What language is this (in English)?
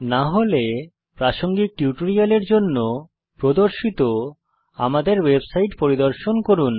Bangla